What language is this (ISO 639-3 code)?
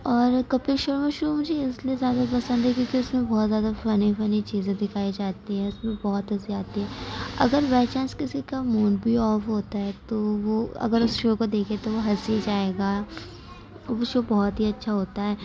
urd